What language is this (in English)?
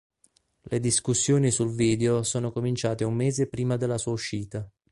Italian